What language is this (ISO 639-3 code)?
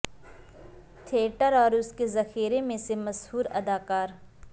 urd